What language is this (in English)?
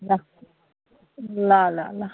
Nepali